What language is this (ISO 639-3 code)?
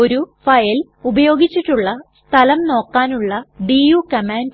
mal